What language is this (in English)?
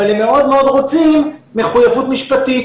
Hebrew